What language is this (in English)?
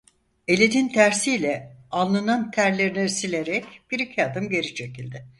Turkish